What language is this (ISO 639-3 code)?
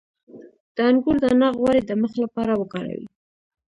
pus